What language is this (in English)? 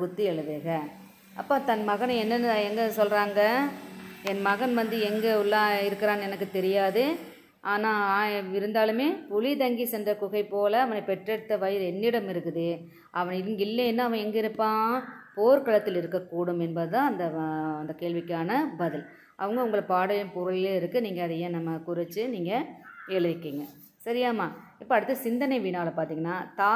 Tamil